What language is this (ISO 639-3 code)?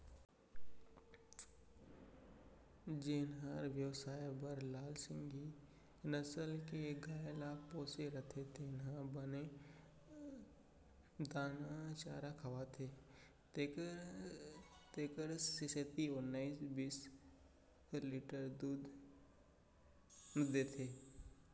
hne